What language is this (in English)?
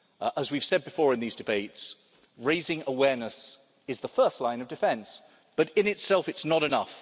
English